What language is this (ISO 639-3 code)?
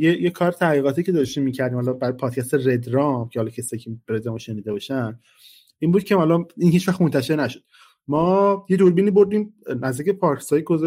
fas